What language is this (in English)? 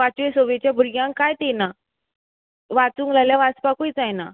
Konkani